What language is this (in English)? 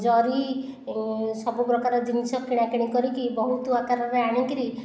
Odia